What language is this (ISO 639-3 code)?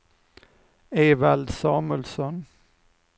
swe